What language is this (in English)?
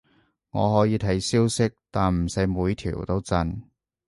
Cantonese